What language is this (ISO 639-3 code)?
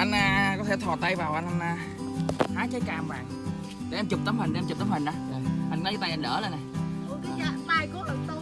vie